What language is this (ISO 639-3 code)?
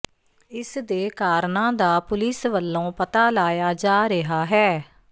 pan